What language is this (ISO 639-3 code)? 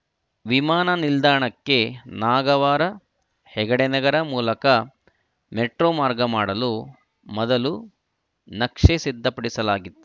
kan